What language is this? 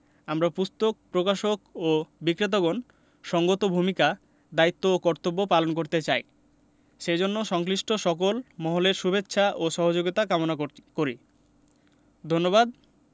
Bangla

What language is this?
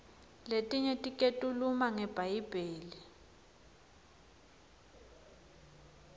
Swati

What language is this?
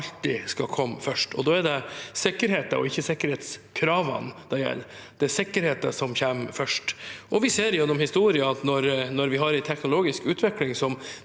Norwegian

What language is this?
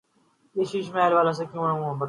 Urdu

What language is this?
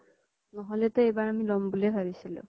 Assamese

